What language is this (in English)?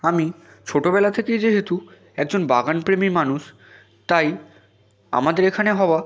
Bangla